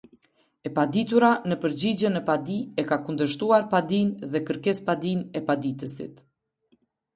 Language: Albanian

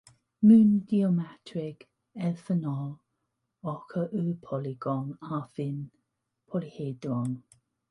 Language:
Welsh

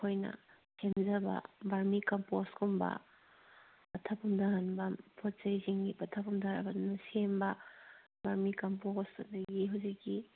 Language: Manipuri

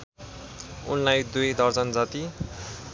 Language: Nepali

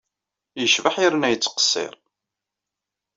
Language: Kabyle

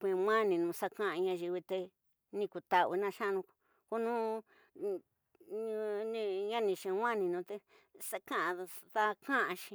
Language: Tidaá Mixtec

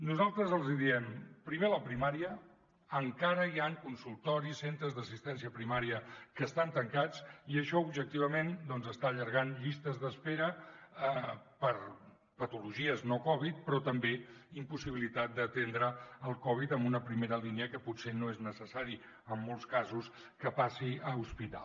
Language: Catalan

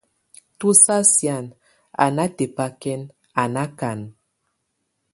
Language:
Tunen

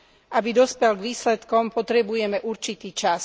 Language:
Slovak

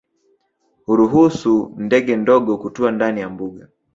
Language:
Swahili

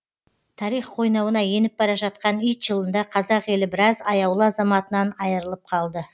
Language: Kazakh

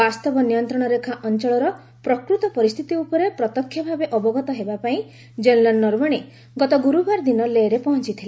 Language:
Odia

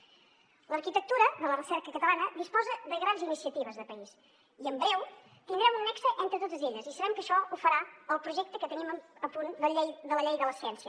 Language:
Catalan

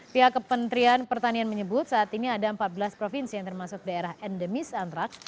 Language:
Indonesian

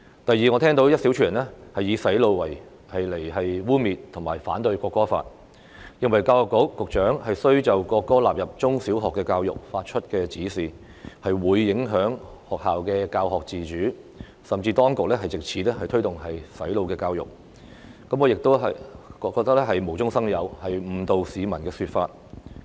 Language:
Cantonese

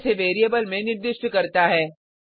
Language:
Hindi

